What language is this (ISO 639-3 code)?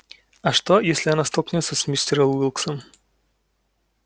rus